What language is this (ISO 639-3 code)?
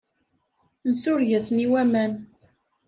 kab